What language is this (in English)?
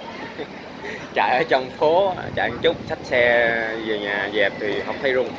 Vietnamese